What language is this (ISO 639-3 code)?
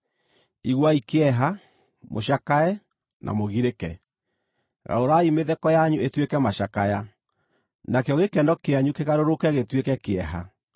kik